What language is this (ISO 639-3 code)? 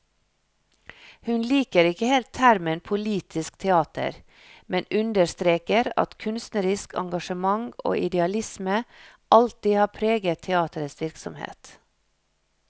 nor